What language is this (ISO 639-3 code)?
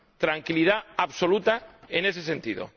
spa